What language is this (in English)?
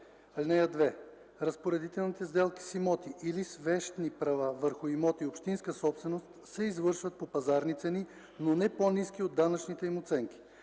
Bulgarian